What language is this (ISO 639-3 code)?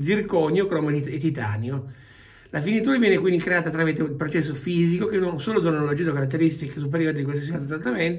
ita